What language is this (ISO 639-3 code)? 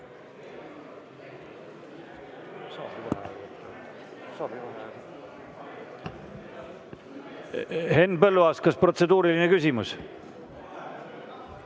est